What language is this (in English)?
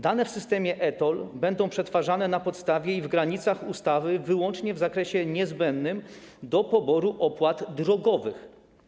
Polish